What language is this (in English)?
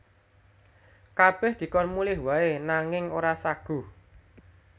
Javanese